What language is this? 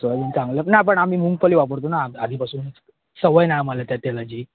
Marathi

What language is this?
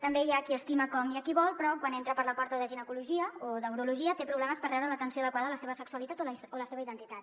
Catalan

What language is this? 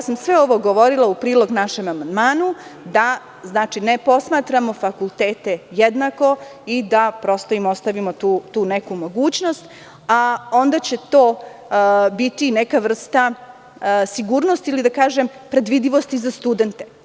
Serbian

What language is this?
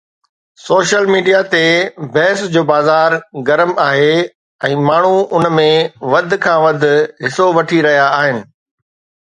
Sindhi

